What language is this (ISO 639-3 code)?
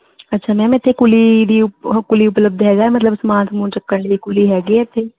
pan